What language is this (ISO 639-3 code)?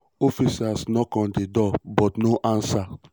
pcm